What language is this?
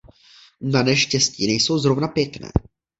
Czech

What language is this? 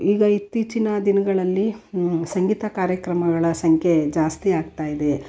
Kannada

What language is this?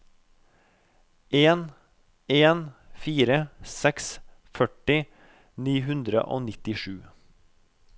Norwegian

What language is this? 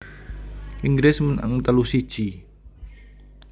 Javanese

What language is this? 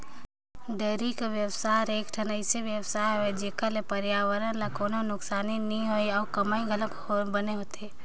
Chhattisgarhi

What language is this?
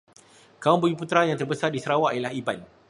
Malay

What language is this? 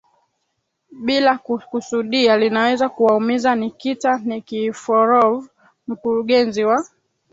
Swahili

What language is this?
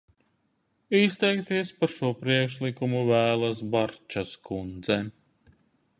Latvian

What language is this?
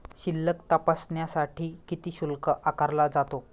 Marathi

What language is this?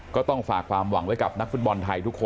Thai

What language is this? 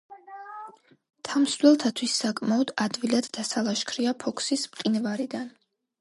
Georgian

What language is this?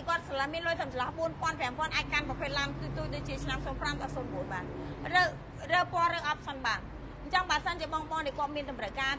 Thai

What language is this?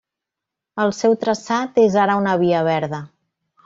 Catalan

